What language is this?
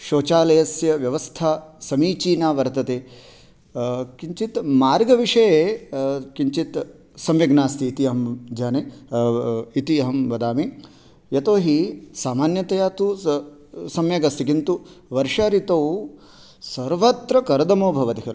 Sanskrit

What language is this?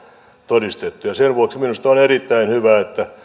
Finnish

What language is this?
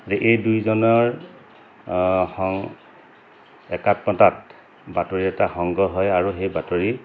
Assamese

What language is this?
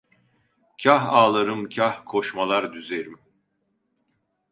Turkish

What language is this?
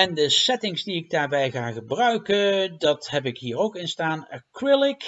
Dutch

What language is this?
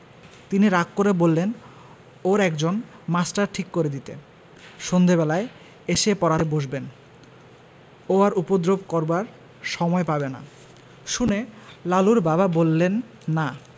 Bangla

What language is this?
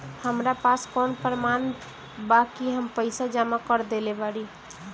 Bhojpuri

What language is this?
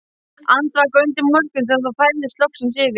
Icelandic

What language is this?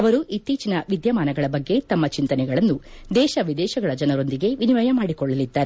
Kannada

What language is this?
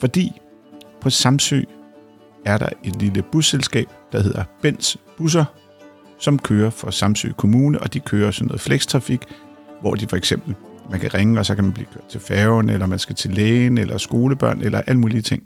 Danish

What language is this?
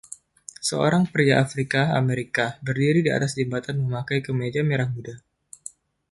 Indonesian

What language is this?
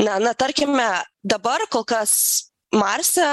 Lithuanian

